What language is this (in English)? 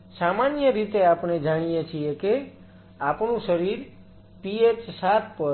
Gujarati